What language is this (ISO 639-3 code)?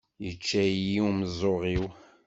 kab